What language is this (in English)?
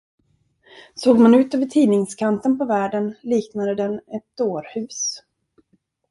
Swedish